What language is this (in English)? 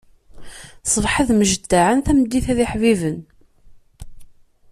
Kabyle